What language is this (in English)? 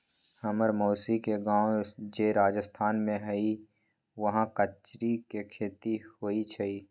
Magahi